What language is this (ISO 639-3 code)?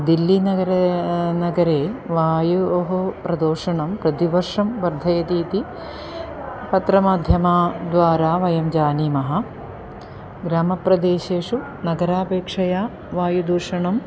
san